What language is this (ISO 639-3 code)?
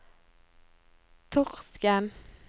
nor